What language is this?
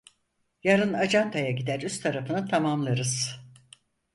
Turkish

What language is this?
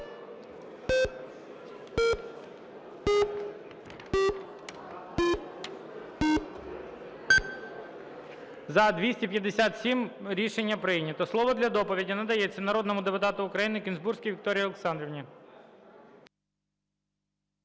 Ukrainian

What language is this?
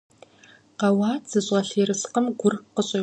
Kabardian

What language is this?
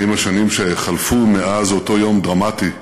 Hebrew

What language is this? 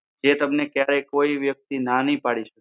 Gujarati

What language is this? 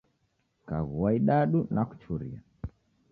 Taita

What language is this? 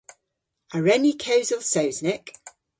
Cornish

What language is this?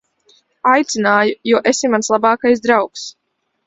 Latvian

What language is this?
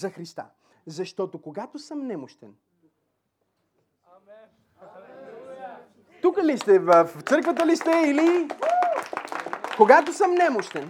Bulgarian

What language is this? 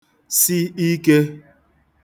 Igbo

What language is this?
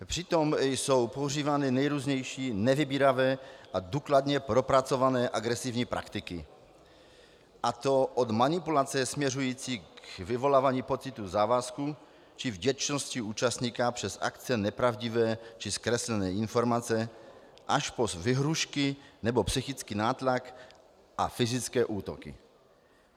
Czech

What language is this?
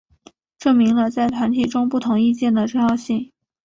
Chinese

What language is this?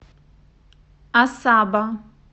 Russian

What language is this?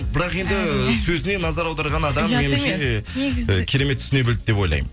Kazakh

